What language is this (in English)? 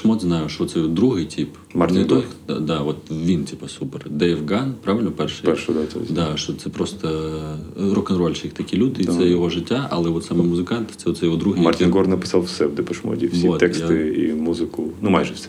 Ukrainian